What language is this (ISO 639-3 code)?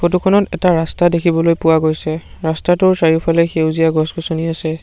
asm